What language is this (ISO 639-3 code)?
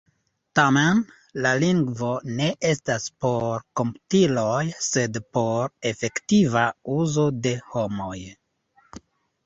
epo